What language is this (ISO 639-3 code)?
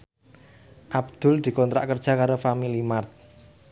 jav